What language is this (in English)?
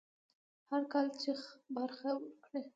Pashto